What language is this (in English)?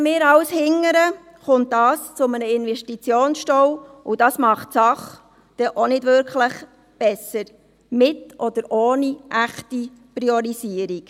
Swiss German